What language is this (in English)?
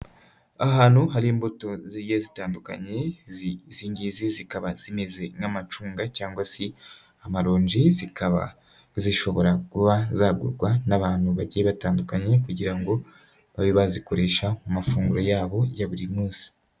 Kinyarwanda